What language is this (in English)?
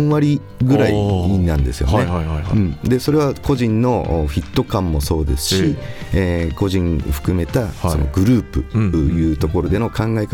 Japanese